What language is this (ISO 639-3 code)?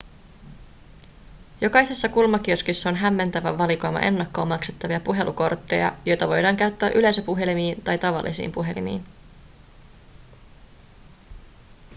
fin